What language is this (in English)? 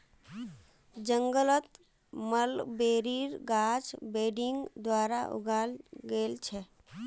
Magahi